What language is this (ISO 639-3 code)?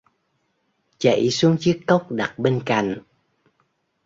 vie